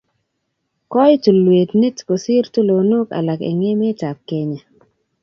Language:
Kalenjin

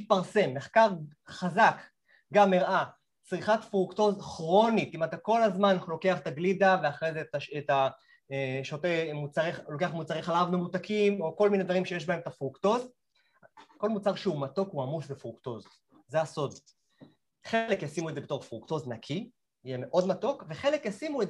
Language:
Hebrew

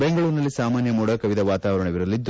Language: Kannada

